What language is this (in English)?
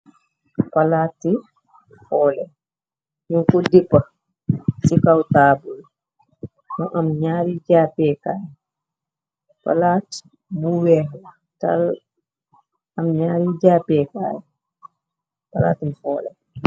Wolof